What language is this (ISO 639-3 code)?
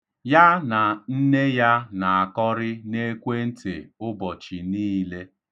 ibo